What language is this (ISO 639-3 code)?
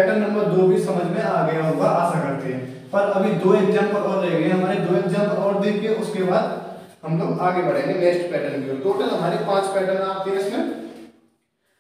hin